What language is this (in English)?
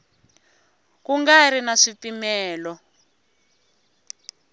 Tsonga